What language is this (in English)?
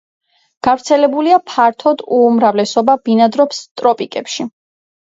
Georgian